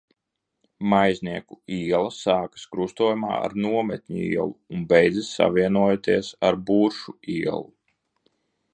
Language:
Latvian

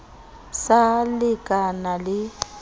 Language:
Southern Sotho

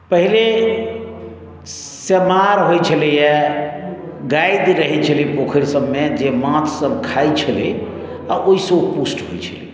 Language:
Maithili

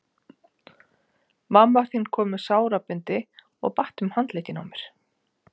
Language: Icelandic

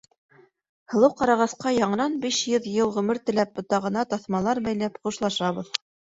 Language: Bashkir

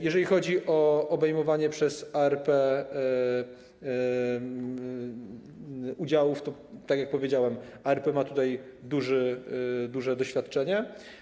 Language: Polish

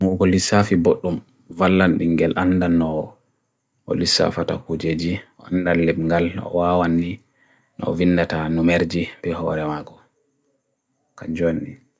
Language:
Bagirmi Fulfulde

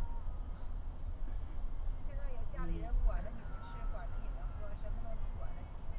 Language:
Chinese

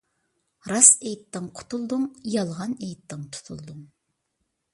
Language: Uyghur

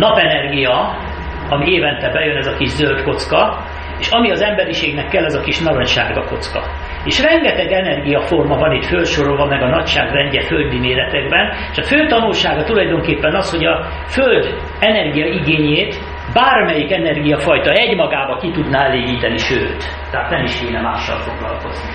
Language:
Hungarian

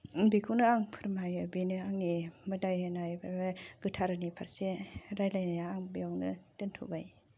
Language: Bodo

